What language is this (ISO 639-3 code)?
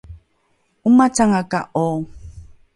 dru